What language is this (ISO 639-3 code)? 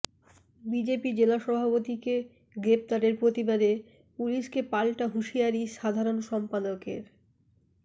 ben